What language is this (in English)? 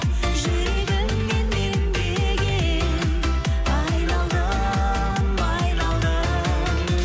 Kazakh